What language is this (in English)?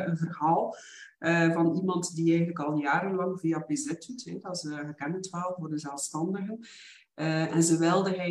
Dutch